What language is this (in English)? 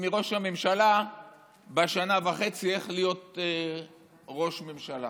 Hebrew